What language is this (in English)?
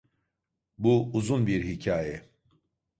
Turkish